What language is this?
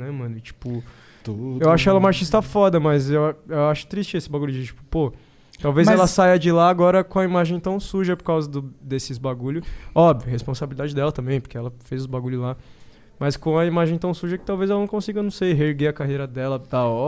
Portuguese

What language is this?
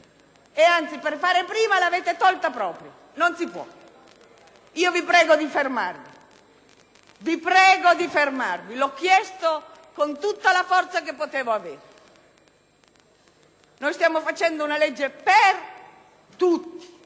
Italian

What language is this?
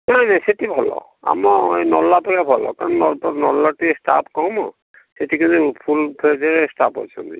Odia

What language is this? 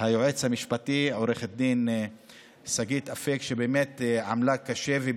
Hebrew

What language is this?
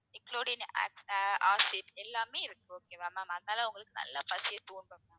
Tamil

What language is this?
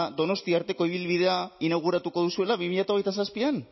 Basque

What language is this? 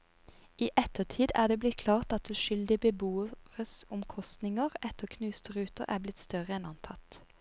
Norwegian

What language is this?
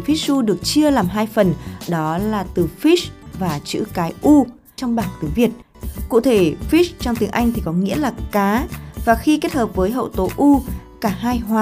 Vietnamese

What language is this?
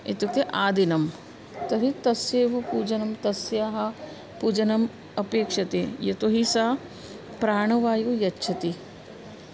Sanskrit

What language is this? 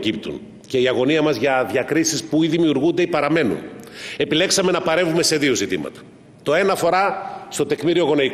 Greek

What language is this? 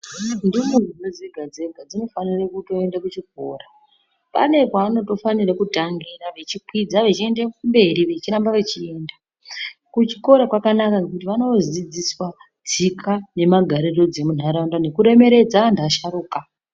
Ndau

